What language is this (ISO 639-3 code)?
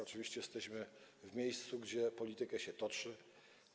pol